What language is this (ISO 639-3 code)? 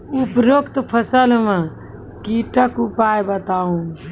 mai